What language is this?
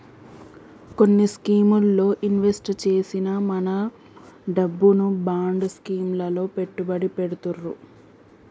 Telugu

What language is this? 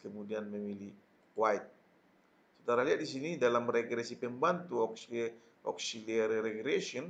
Indonesian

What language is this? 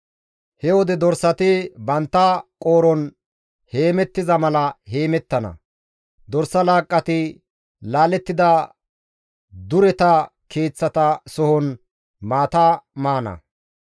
Gamo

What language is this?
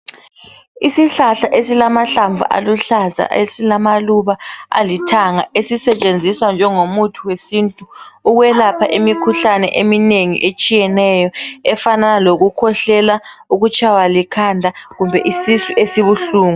North Ndebele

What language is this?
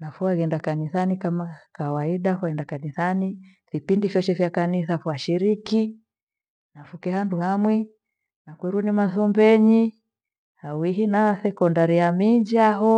Gweno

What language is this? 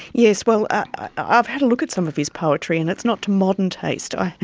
English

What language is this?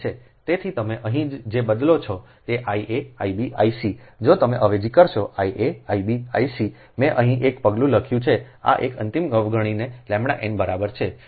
Gujarati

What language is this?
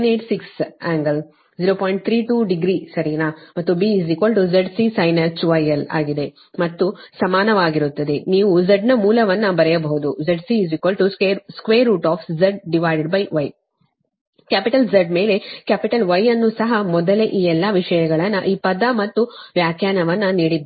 Kannada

